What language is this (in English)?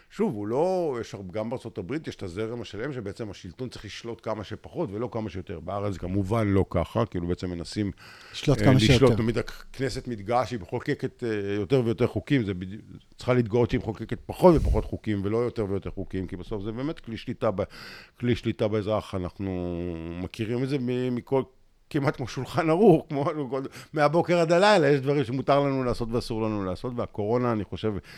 Hebrew